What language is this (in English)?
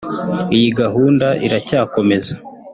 Kinyarwanda